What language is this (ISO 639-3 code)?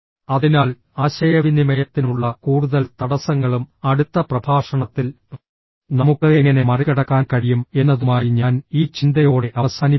mal